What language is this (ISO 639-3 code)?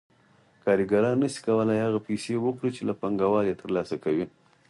pus